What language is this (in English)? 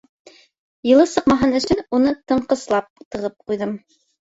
Bashkir